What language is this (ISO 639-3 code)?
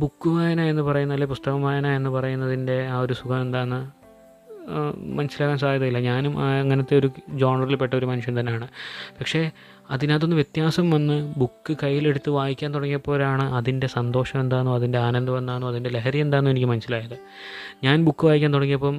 mal